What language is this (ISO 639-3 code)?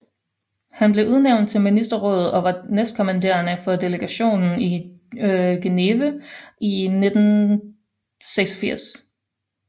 dan